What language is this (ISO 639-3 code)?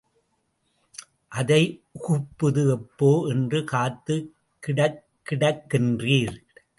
tam